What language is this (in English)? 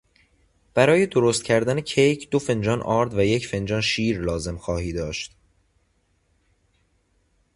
Persian